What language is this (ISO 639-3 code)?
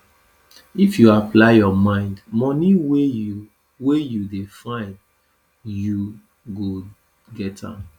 pcm